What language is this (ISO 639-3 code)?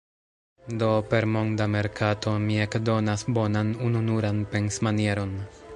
epo